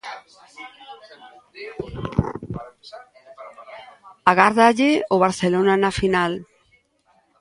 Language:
Galician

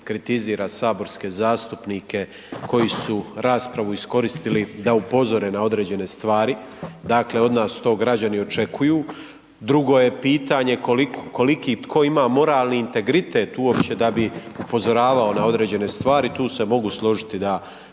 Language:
Croatian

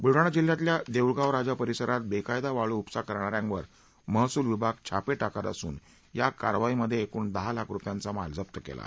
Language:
Marathi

